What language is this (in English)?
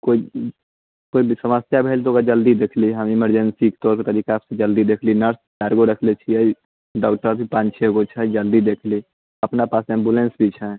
Maithili